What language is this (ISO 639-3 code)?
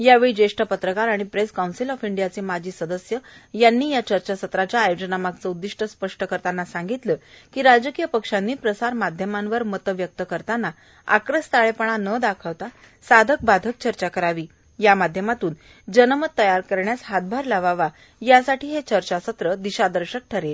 mar